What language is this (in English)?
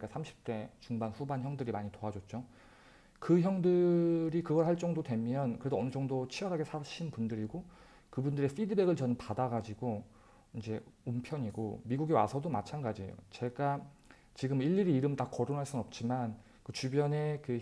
Korean